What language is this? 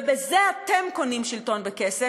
Hebrew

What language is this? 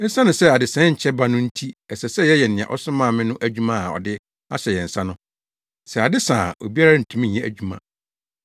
Akan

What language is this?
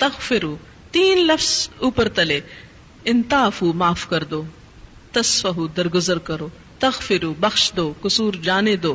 Urdu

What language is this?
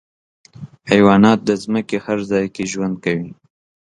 Pashto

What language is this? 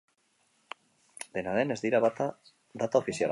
Basque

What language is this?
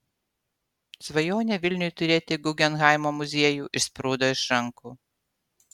Lithuanian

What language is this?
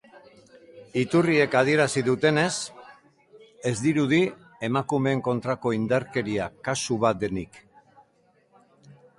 Basque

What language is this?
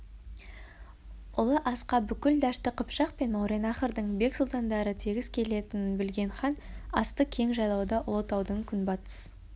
Kazakh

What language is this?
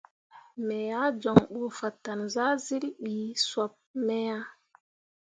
Mundang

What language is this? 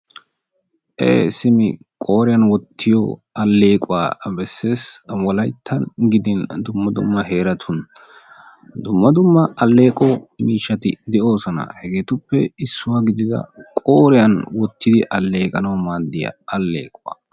Wolaytta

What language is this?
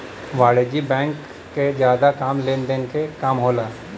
Bhojpuri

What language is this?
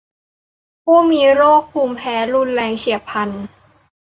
Thai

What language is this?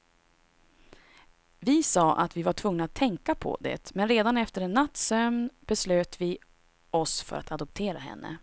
Swedish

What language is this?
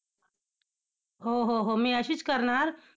Marathi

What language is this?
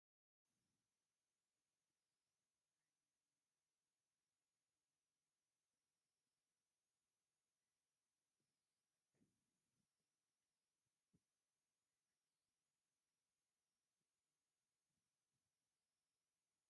Tigrinya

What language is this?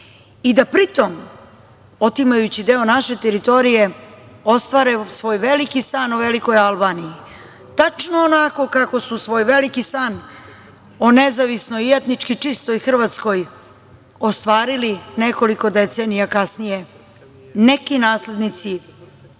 Serbian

